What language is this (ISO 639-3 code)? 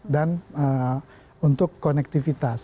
ind